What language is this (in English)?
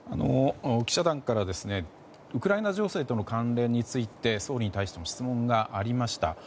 Japanese